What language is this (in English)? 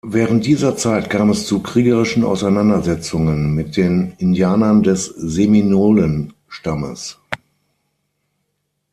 German